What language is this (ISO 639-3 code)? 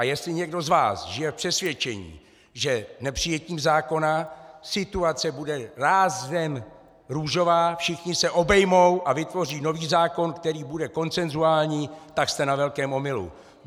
ces